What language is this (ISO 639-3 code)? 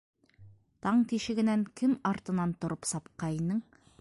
bak